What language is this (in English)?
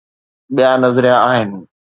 Sindhi